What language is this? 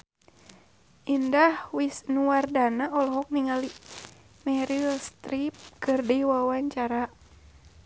Sundanese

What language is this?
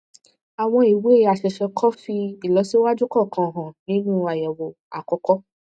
Yoruba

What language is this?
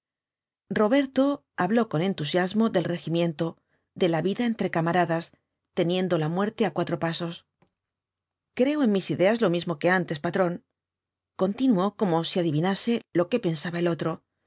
Spanish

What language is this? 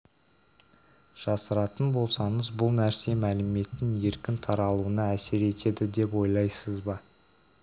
Kazakh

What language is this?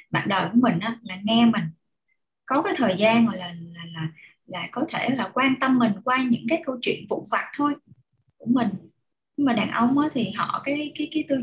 Vietnamese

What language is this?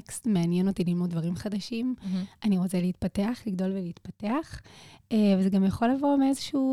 Hebrew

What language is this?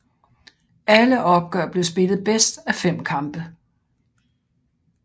Danish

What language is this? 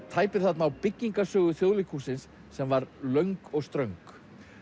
Icelandic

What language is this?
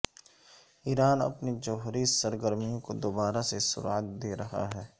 Urdu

